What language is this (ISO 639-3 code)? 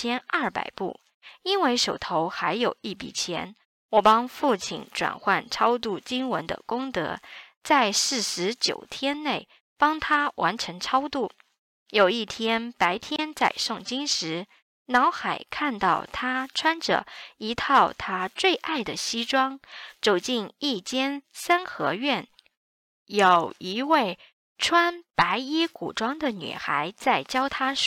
zho